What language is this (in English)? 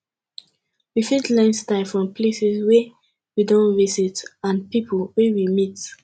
Nigerian Pidgin